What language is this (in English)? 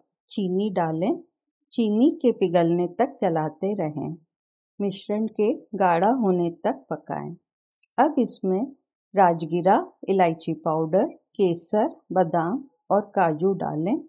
Hindi